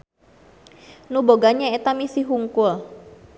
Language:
Sundanese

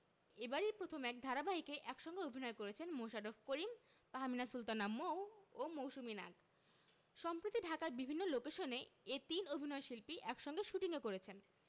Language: Bangla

